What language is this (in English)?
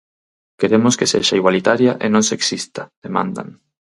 Galician